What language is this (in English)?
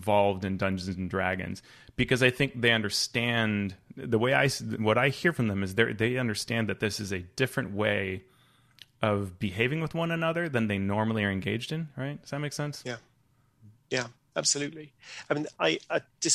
English